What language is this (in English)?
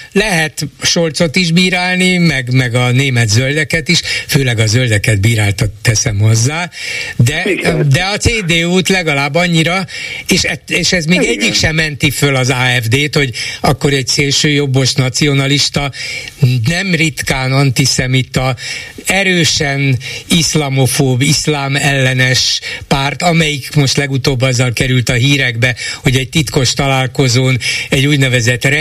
Hungarian